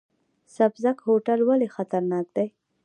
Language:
Pashto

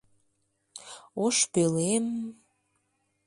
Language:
Mari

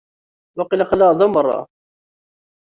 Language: Kabyle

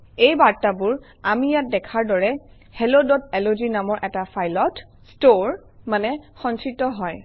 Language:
Assamese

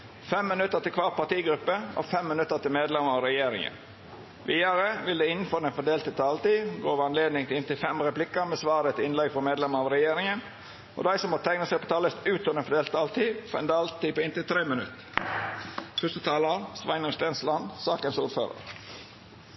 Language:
Norwegian Nynorsk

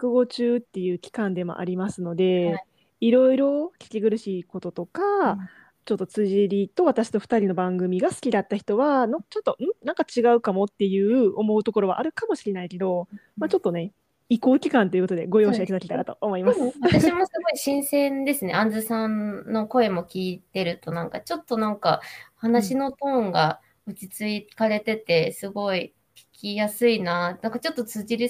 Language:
Japanese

